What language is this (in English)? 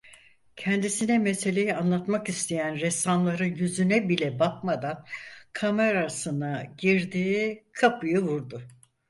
Turkish